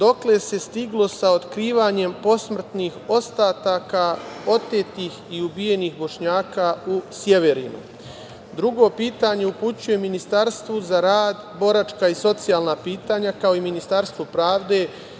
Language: Serbian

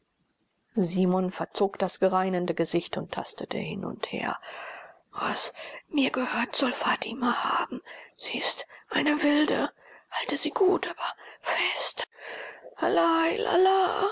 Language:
German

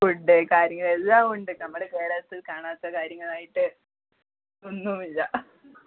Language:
Malayalam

